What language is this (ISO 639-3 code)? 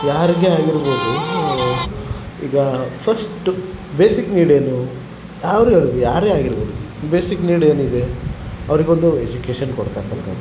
kan